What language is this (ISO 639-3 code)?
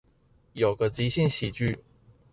zho